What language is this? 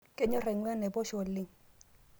Masai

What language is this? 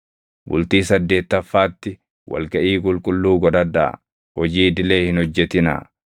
Oromo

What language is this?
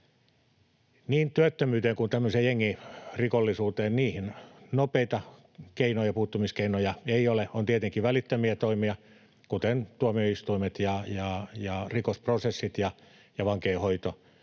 Finnish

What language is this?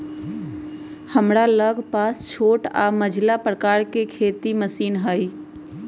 Magahi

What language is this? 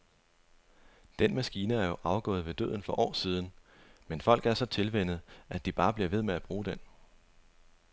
Danish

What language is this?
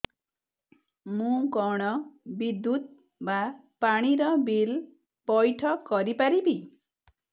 Odia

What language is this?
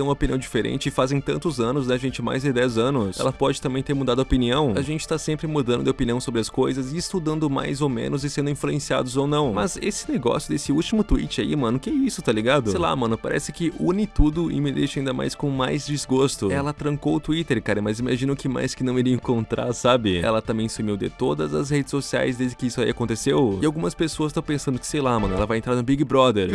Portuguese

